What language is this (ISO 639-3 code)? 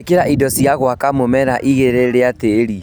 kik